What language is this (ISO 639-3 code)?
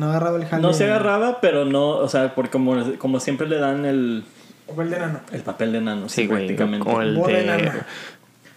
spa